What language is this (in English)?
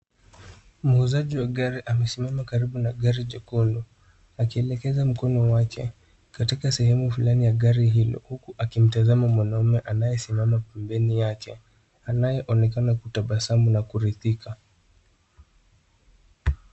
Swahili